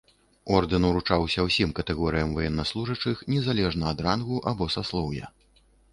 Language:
Belarusian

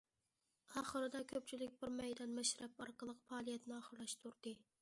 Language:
Uyghur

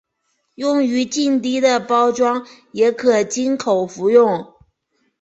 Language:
Chinese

